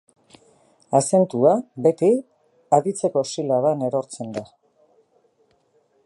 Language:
Basque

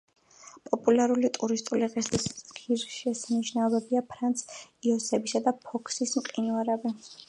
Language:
Georgian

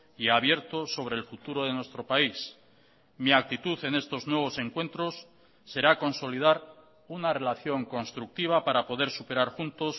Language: Spanish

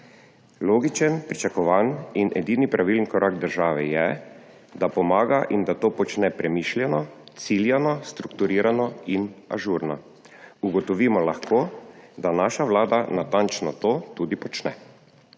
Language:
Slovenian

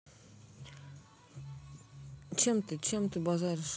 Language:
Russian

